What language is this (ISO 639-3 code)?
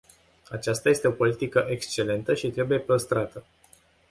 ron